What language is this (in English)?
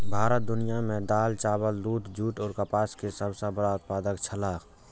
Maithili